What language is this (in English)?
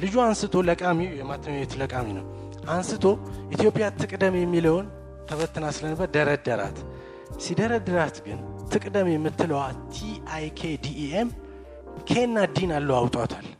Amharic